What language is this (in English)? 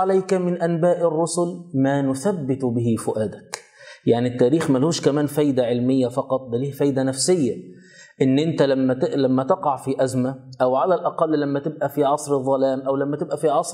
Arabic